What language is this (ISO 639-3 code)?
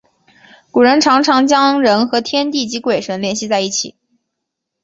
zho